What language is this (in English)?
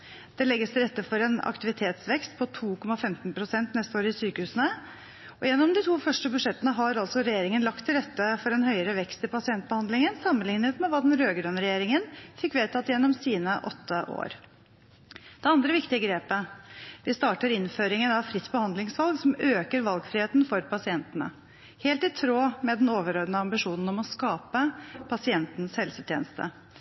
Norwegian Bokmål